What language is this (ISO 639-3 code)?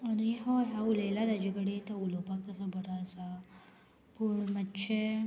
kok